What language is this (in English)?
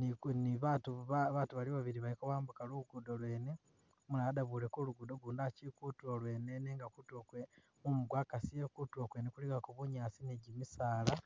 Masaaba